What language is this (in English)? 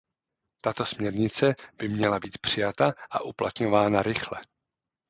Czech